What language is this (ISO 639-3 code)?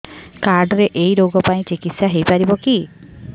ori